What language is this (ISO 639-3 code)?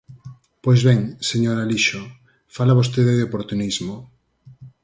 glg